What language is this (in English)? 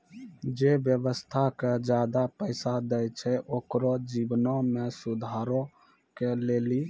Maithili